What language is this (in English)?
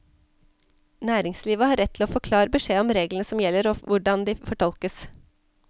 Norwegian